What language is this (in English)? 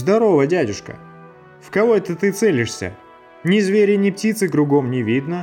Russian